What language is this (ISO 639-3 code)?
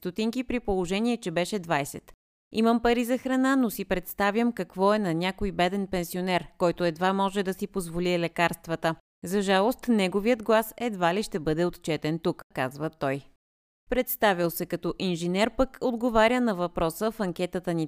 bul